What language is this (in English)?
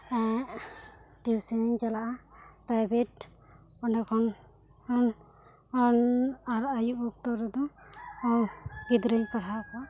Santali